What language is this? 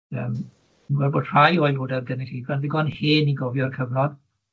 Welsh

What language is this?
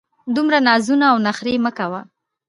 Pashto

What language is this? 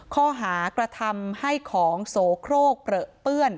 Thai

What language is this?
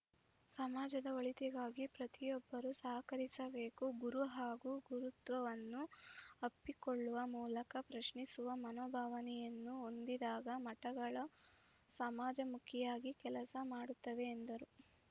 Kannada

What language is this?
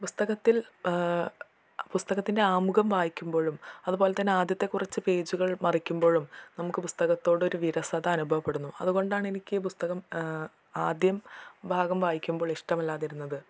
Malayalam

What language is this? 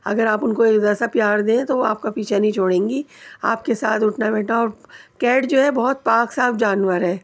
Urdu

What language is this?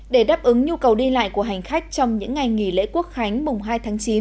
Vietnamese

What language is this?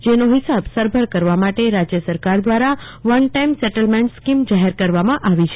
Gujarati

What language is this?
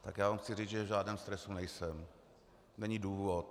Czech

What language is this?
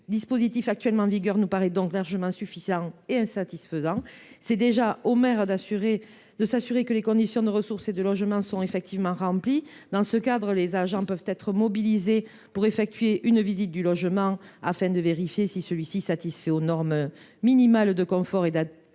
French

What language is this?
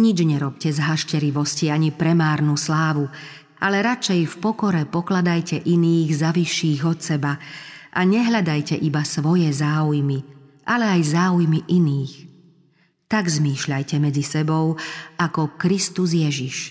Slovak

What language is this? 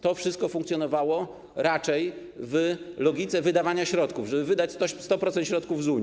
Polish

